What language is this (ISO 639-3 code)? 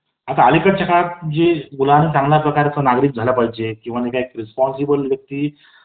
mar